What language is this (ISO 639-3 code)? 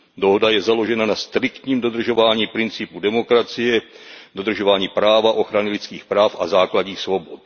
ces